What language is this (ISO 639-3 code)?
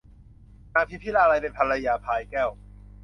tha